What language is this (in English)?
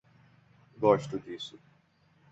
Portuguese